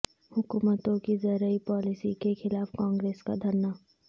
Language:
Urdu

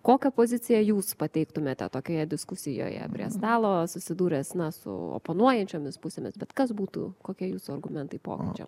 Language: Lithuanian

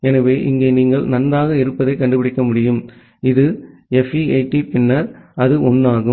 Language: Tamil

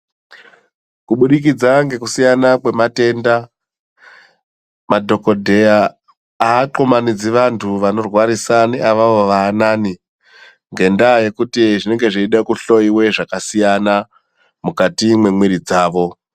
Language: Ndau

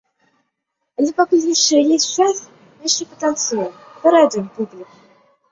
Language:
Belarusian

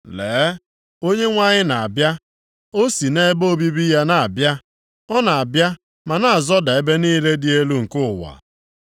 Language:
Igbo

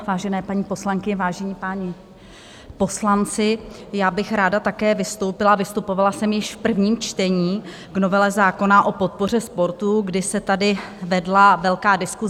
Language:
Czech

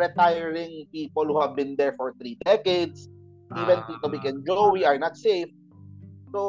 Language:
Filipino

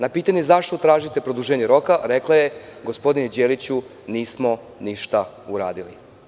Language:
Serbian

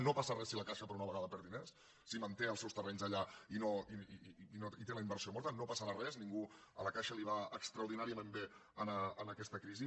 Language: Catalan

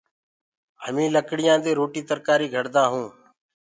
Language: Gurgula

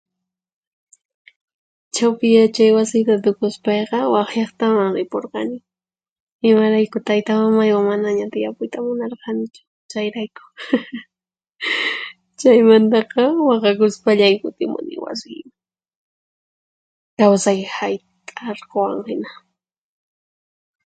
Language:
Puno Quechua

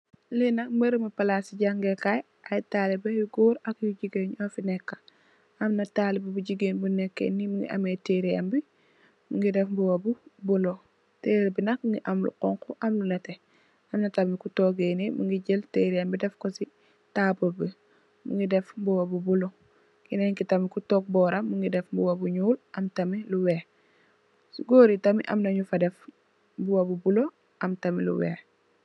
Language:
Wolof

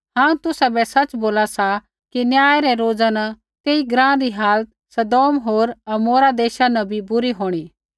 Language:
Kullu Pahari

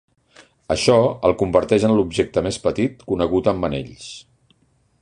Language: Catalan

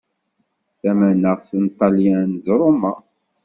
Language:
Kabyle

